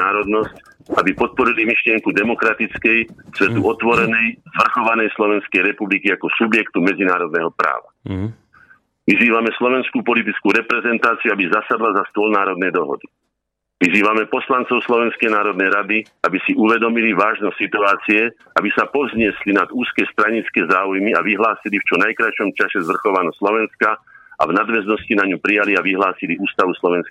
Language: Slovak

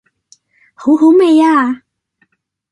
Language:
Cantonese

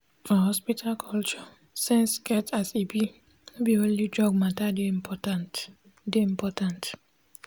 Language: Nigerian Pidgin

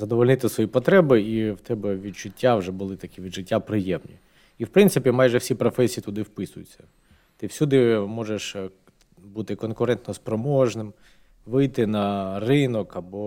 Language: Ukrainian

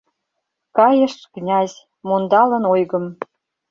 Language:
Mari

